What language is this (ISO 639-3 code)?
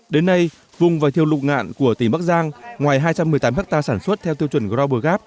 vie